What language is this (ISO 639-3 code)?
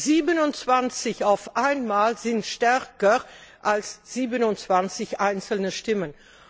deu